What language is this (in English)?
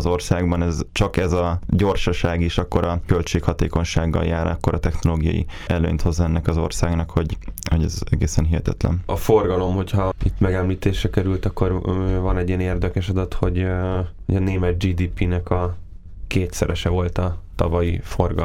Hungarian